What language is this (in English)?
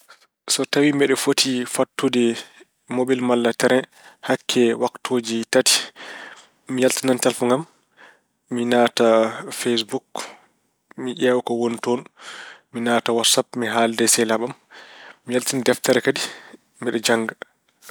Fula